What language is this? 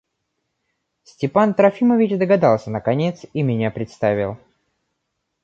Russian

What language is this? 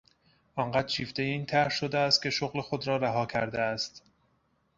Persian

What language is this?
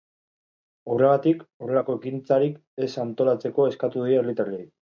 Basque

